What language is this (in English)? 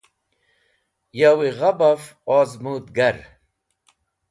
Wakhi